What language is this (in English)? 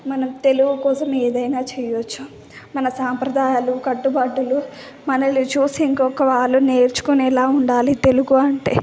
Telugu